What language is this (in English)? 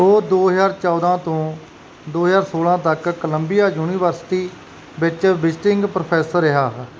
Punjabi